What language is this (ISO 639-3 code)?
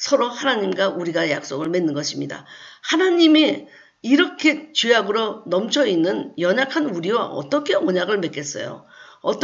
kor